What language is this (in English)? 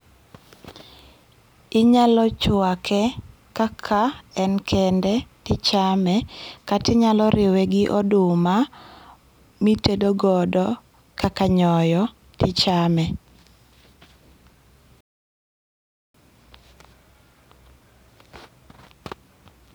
Luo (Kenya and Tanzania)